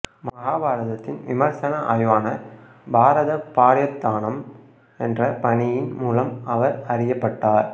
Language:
Tamil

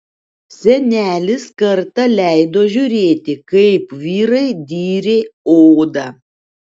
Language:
Lithuanian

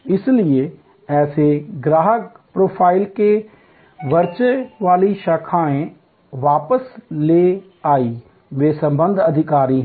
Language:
Hindi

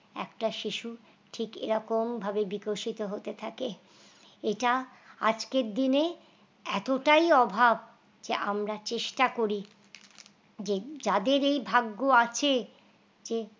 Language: Bangla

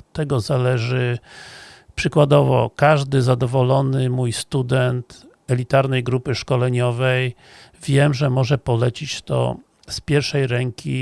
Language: Polish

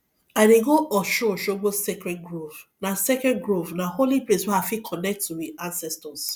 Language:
Nigerian Pidgin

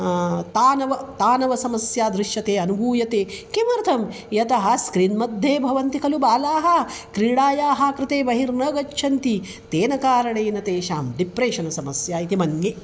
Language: Sanskrit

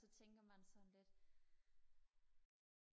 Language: Danish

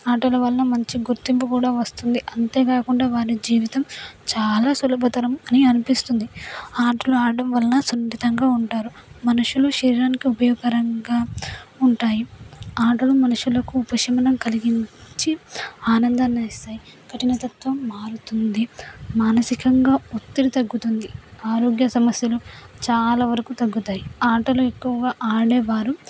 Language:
Telugu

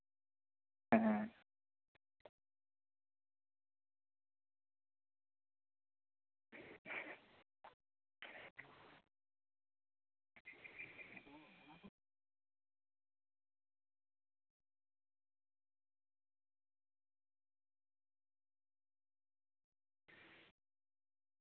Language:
Santali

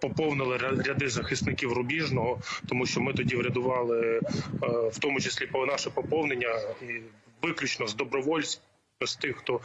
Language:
Ukrainian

